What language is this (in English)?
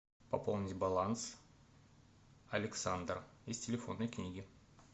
Russian